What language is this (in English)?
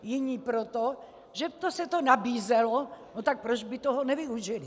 Czech